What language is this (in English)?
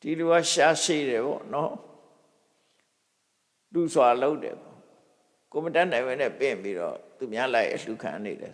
English